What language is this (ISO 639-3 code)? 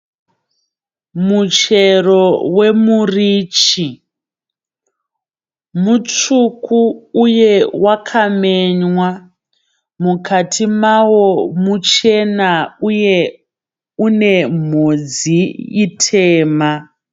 sna